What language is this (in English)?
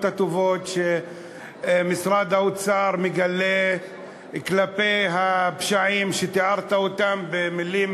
Hebrew